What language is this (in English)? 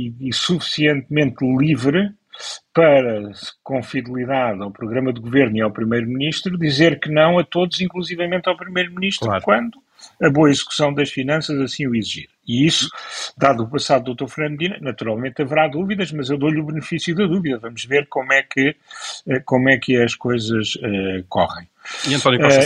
Portuguese